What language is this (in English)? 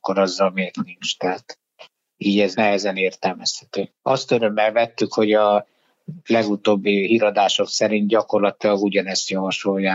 Hungarian